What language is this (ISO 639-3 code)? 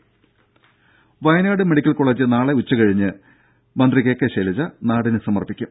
mal